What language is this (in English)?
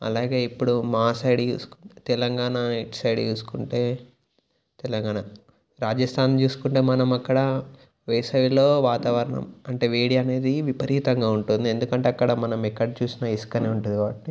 Telugu